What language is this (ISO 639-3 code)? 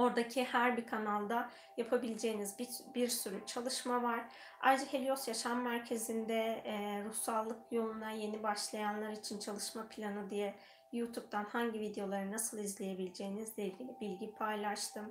tur